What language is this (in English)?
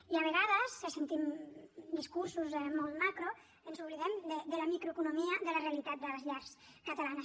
Catalan